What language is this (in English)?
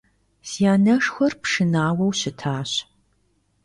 Kabardian